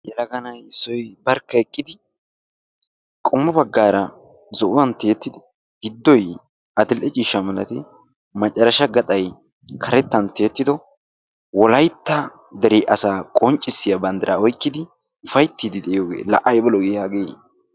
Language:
Wolaytta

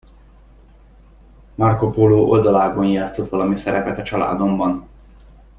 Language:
Hungarian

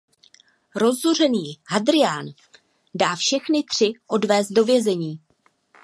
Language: Czech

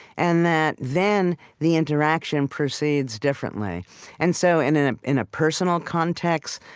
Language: English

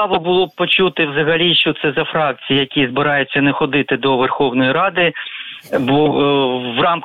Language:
Ukrainian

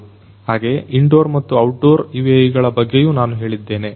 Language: Kannada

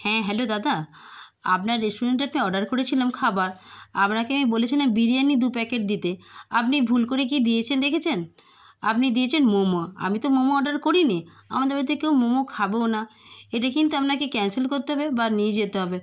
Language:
Bangla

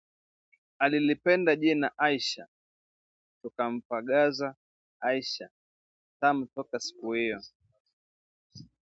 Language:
Swahili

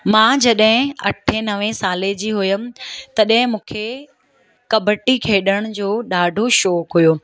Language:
Sindhi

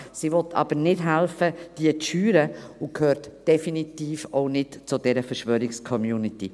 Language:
Swiss German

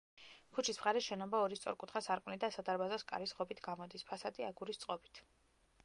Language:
Georgian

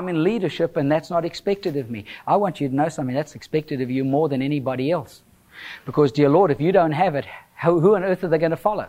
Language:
English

